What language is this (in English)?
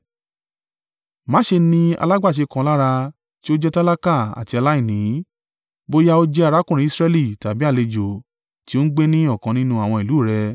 Yoruba